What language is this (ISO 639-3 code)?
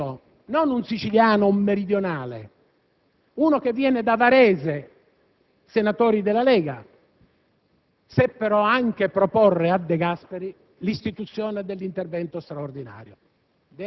ita